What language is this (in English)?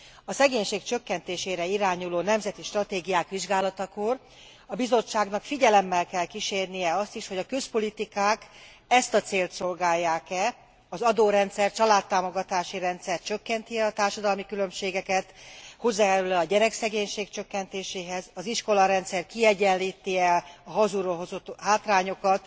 Hungarian